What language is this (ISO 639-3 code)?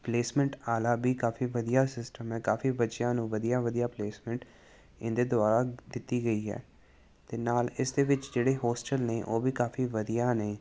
pan